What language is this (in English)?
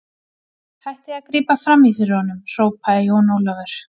Icelandic